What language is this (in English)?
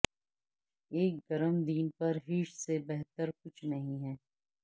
Urdu